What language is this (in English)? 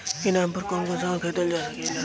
Bhojpuri